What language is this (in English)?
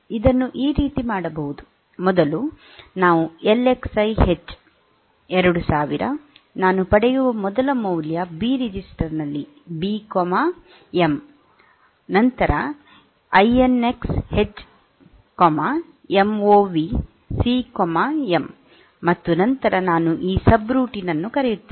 Kannada